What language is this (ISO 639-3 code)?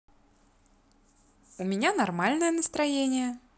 rus